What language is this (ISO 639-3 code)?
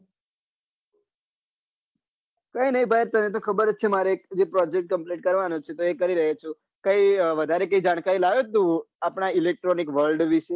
guj